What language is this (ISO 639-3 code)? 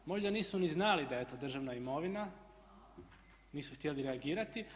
hrv